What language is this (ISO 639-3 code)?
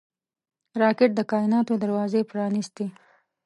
pus